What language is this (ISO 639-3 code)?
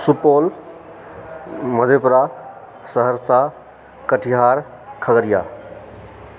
mai